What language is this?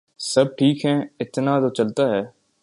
Urdu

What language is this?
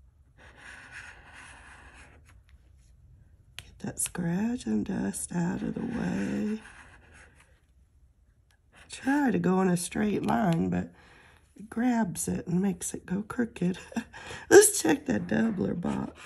English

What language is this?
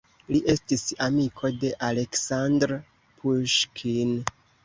Esperanto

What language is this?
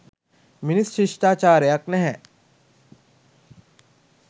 Sinhala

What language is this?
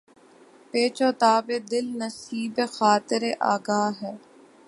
Urdu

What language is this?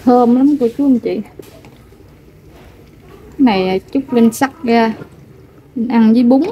Vietnamese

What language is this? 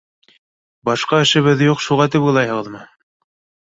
Bashkir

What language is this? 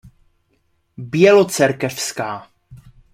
Czech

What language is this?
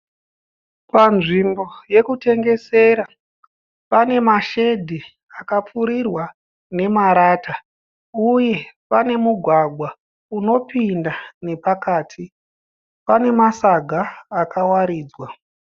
Shona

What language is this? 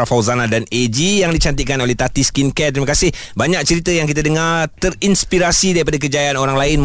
Malay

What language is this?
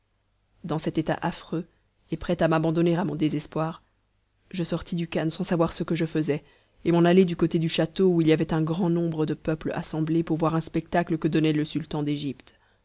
French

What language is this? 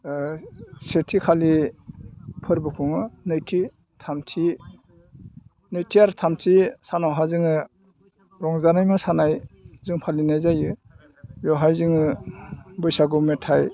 Bodo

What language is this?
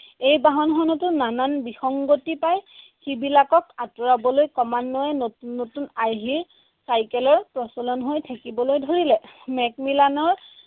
Assamese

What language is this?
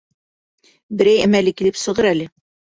Bashkir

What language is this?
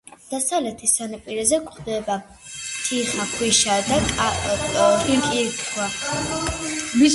Georgian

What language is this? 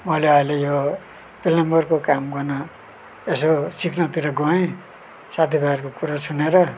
Nepali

